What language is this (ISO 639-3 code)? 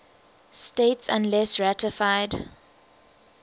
eng